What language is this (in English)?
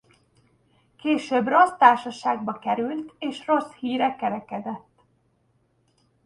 Hungarian